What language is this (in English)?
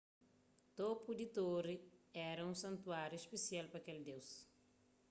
Kabuverdianu